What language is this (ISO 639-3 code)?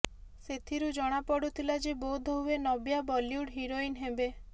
ori